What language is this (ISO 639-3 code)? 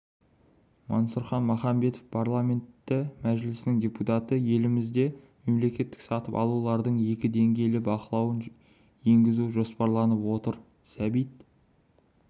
kaz